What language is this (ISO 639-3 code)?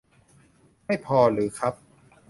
tha